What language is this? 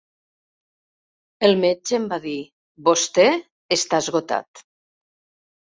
Catalan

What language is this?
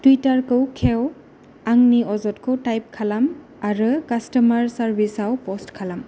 Bodo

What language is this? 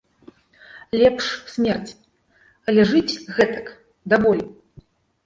Belarusian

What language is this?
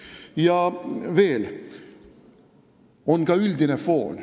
Estonian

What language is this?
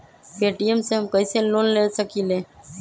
Magahi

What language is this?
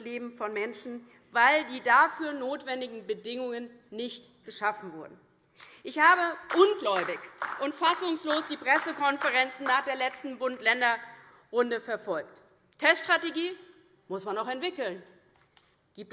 German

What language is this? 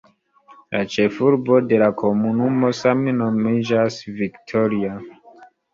Esperanto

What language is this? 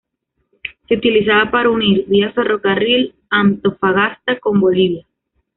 Spanish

